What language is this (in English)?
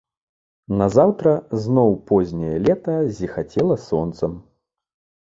Belarusian